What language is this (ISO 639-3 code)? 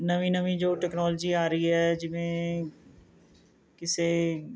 pan